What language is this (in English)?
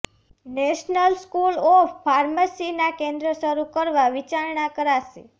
Gujarati